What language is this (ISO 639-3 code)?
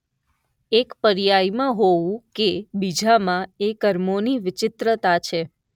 guj